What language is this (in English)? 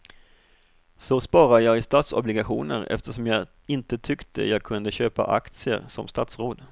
Swedish